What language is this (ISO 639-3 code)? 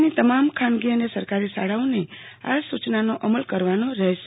guj